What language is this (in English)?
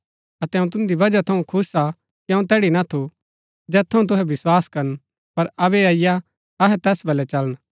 Gaddi